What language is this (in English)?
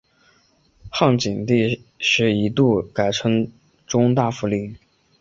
Chinese